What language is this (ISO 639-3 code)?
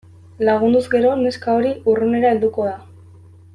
eus